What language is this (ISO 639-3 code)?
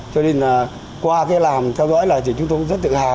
vie